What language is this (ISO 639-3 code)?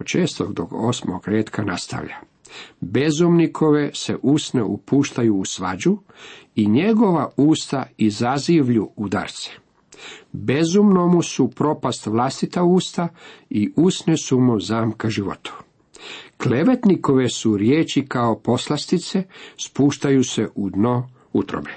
hrv